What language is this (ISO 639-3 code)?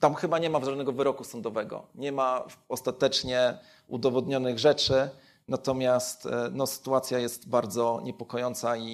pol